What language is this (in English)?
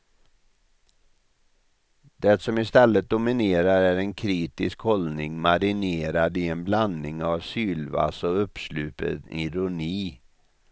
Swedish